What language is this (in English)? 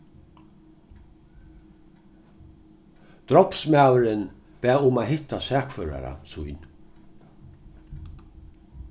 Faroese